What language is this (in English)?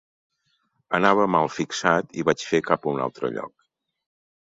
Catalan